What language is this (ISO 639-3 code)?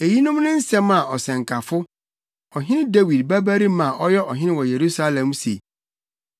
aka